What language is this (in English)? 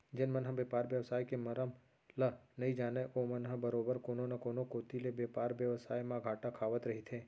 Chhattisgarhi